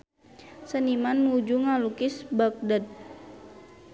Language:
Sundanese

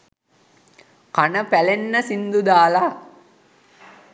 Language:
Sinhala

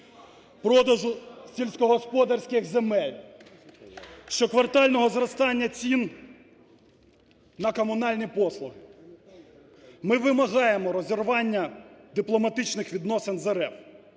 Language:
Ukrainian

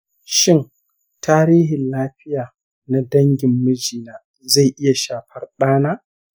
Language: Hausa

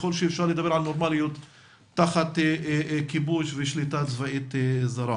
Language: Hebrew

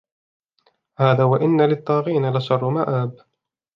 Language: Arabic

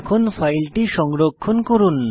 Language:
Bangla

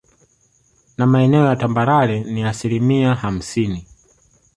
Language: Swahili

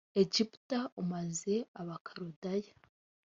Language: Kinyarwanda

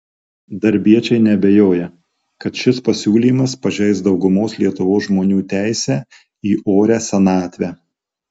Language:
Lithuanian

